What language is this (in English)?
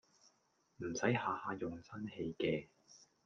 Cantonese